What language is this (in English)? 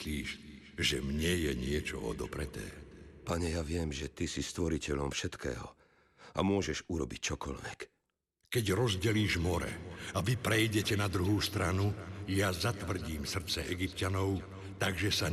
Slovak